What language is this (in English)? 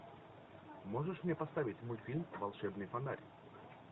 Russian